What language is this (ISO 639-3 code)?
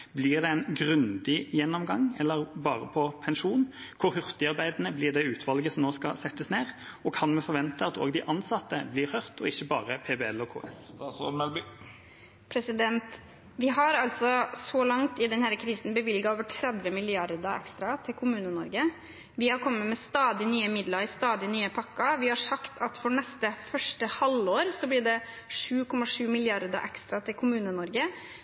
nob